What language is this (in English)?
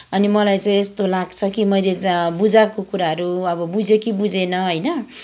Nepali